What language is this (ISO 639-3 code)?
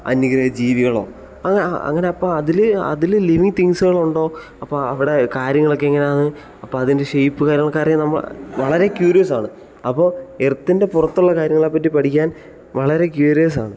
mal